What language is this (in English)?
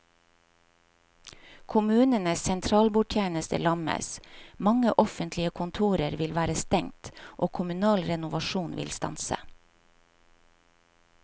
Norwegian